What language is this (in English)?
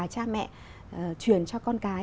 Vietnamese